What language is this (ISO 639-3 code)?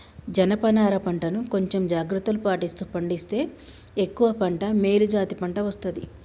tel